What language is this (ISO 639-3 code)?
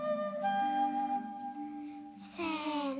jpn